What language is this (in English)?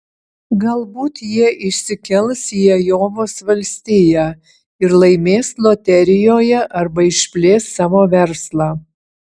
Lithuanian